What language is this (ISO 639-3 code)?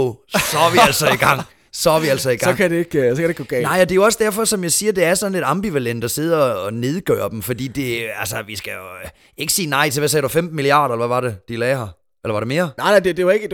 dan